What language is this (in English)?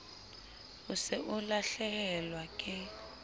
Southern Sotho